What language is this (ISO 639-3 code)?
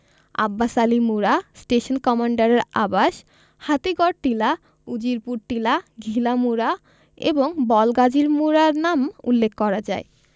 ben